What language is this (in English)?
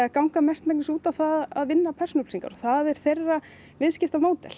Icelandic